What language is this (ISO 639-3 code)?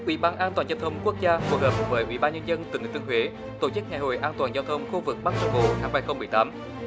vie